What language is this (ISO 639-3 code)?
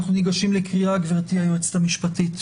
heb